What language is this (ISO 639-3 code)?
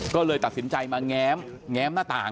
tha